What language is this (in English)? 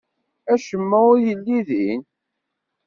Kabyle